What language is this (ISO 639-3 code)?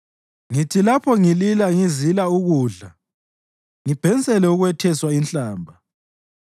nde